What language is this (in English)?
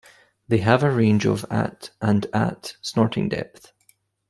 English